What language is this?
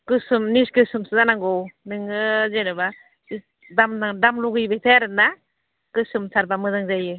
Bodo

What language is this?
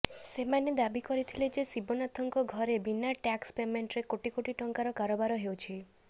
Odia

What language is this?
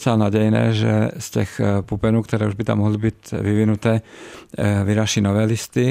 Czech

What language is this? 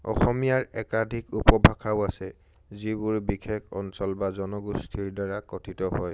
Assamese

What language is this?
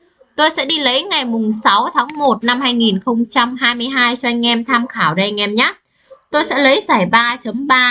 Vietnamese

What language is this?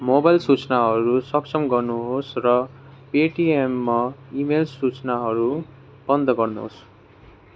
Nepali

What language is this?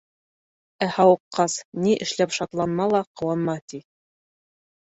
Bashkir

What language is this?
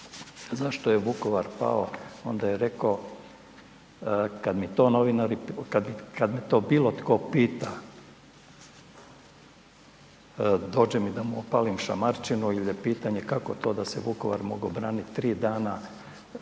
Croatian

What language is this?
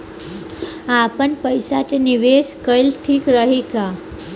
Bhojpuri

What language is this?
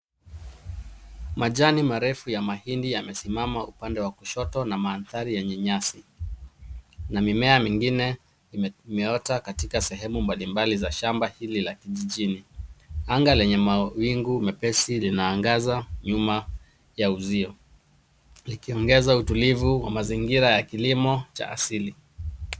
Swahili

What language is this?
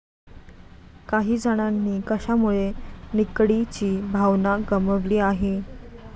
Marathi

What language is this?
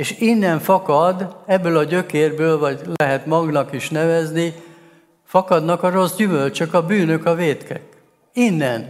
Hungarian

